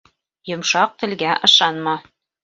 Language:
Bashkir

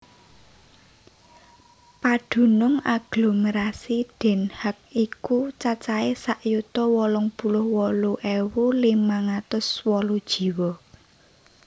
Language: Javanese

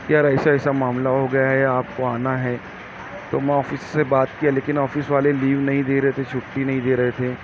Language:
Urdu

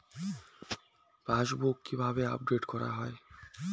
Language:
Bangla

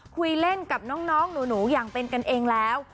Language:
Thai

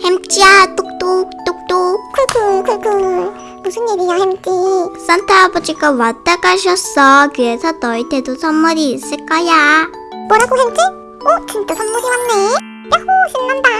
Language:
Korean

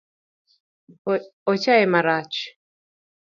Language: Luo (Kenya and Tanzania)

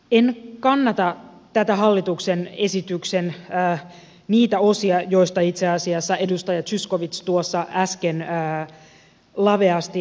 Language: Finnish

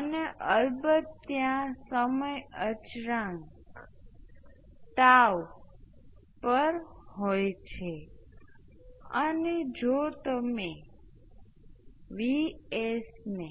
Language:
Gujarati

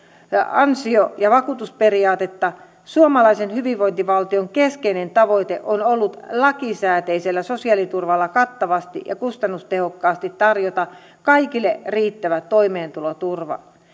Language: Finnish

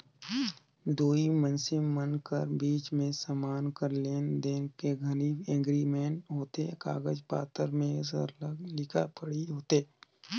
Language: Chhattisgarhi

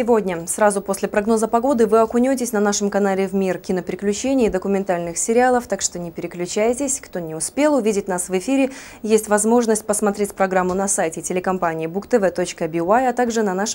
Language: Russian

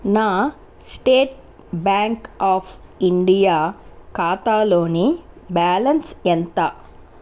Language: Telugu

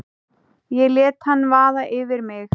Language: Icelandic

